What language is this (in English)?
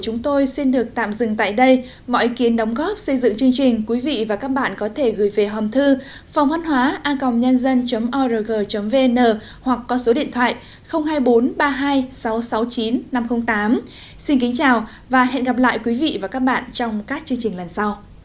Vietnamese